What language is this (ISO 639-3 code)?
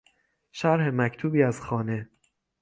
fas